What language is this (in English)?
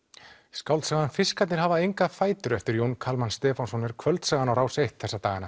Icelandic